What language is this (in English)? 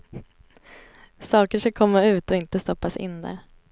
Swedish